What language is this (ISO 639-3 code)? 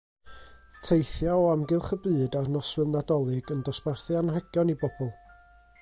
cym